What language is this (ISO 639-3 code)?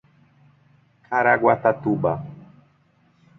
por